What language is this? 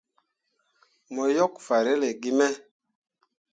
Mundang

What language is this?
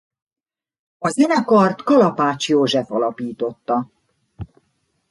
Hungarian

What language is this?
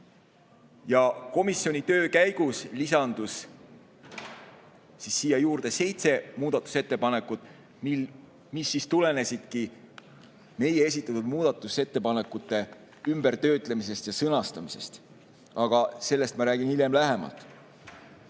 Estonian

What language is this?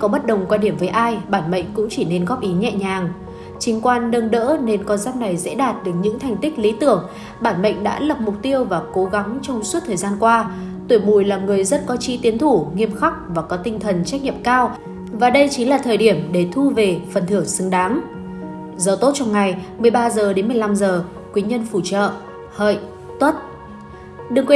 Vietnamese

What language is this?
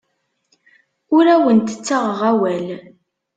Kabyle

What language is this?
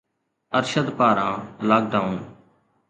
Sindhi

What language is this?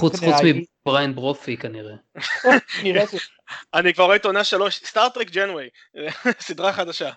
Hebrew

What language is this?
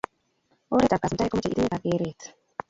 Kalenjin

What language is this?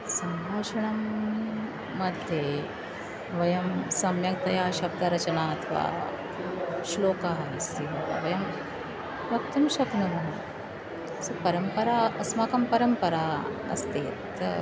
Sanskrit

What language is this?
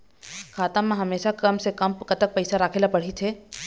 Chhattisgarhi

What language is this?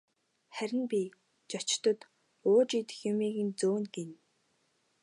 Mongolian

